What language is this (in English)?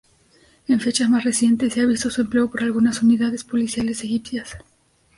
Spanish